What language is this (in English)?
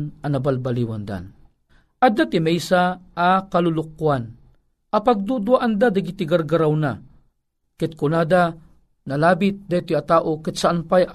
Filipino